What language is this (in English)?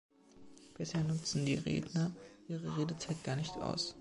German